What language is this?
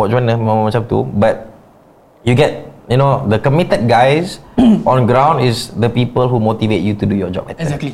Malay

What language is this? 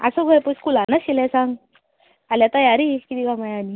Konkani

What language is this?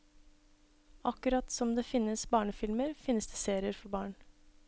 Norwegian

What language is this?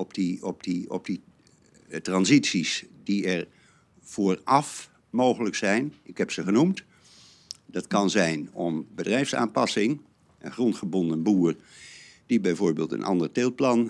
Dutch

